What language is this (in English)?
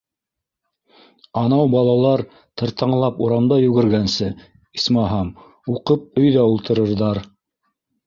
Bashkir